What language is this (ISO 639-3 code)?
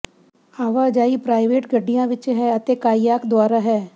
pan